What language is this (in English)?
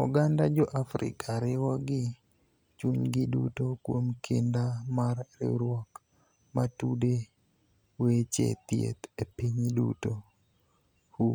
Luo (Kenya and Tanzania)